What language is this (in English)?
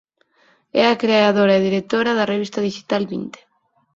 Galician